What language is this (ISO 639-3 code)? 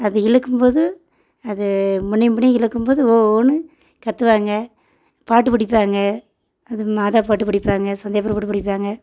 tam